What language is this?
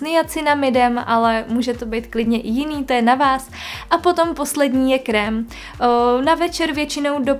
Czech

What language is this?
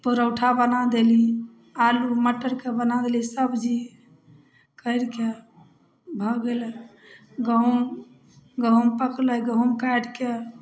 Maithili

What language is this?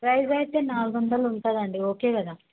Telugu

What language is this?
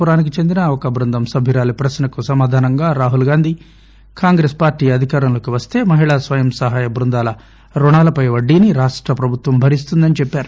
Telugu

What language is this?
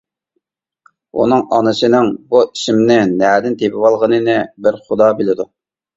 Uyghur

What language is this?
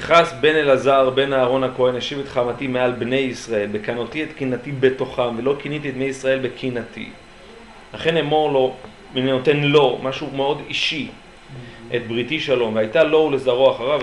Hebrew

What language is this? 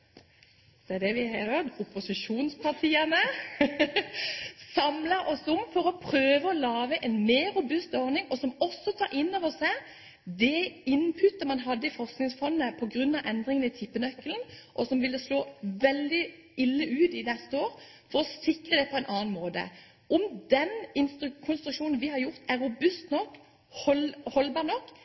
Norwegian Bokmål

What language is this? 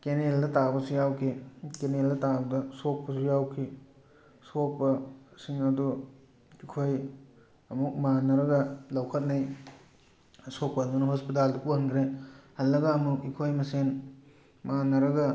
Manipuri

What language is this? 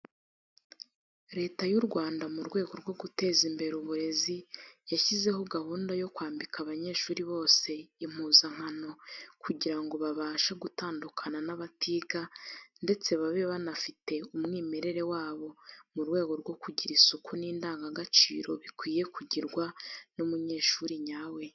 Kinyarwanda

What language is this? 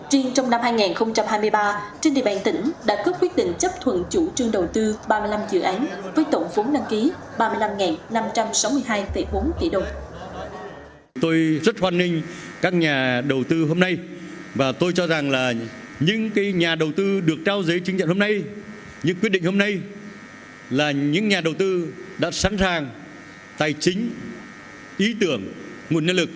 Vietnamese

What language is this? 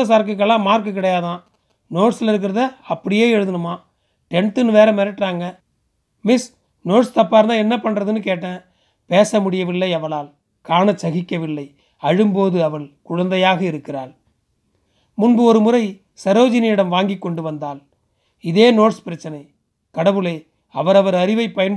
Tamil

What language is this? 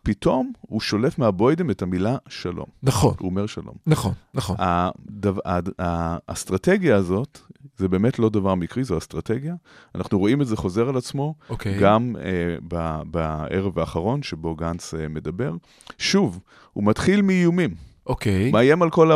Hebrew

